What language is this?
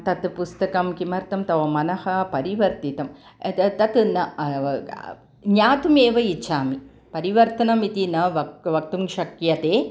Sanskrit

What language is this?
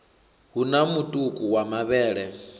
Venda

